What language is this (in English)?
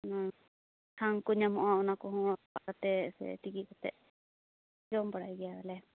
Santali